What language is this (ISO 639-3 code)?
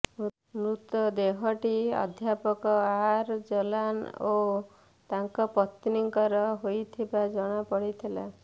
ori